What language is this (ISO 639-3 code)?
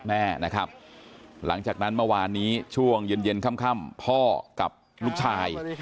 tha